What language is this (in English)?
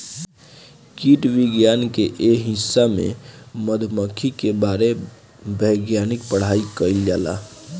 Bhojpuri